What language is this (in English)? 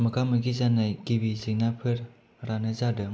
Bodo